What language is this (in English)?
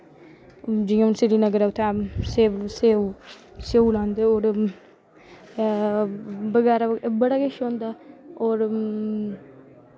Dogri